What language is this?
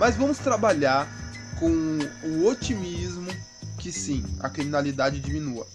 Portuguese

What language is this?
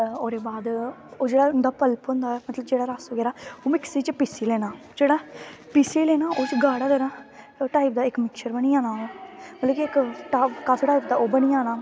Dogri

